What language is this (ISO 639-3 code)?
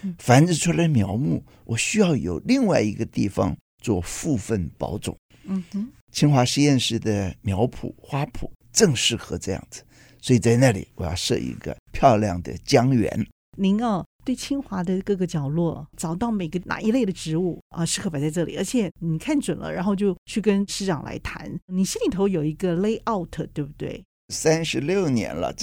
zho